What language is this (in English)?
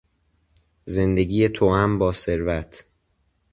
Persian